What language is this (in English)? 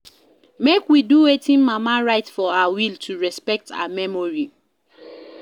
Nigerian Pidgin